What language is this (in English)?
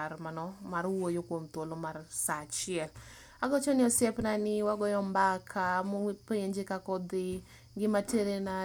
Luo (Kenya and Tanzania)